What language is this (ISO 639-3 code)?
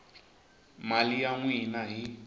tso